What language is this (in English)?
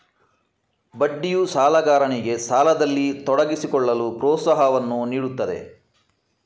Kannada